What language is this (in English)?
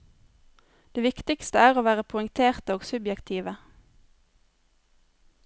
Norwegian